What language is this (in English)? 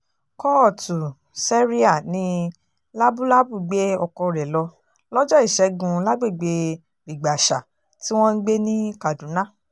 Yoruba